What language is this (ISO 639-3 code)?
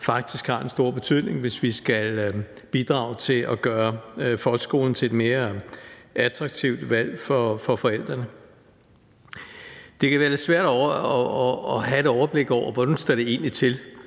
dan